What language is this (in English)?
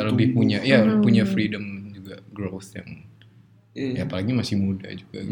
Indonesian